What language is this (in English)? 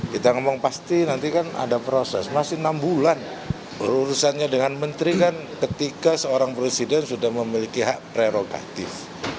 Indonesian